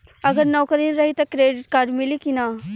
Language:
Bhojpuri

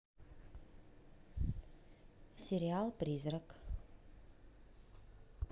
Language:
Russian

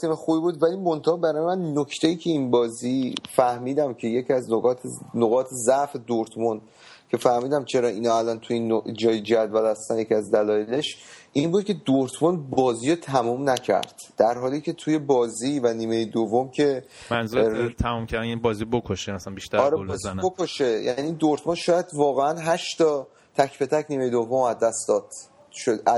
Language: Persian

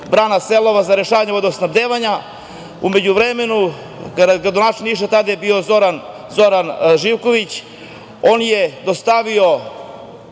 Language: Serbian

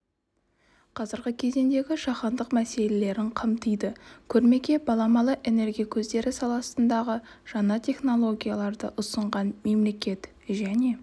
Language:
Kazakh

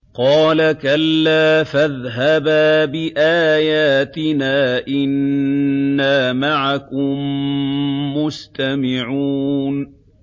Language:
Arabic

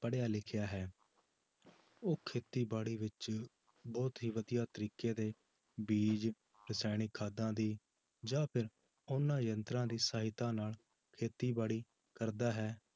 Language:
Punjabi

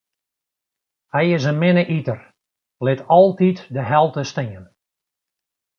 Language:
Western Frisian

